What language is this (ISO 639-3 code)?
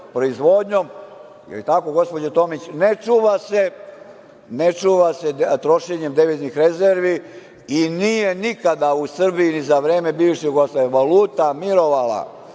srp